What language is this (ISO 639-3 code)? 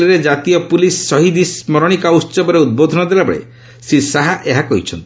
ori